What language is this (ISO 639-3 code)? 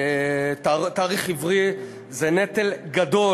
heb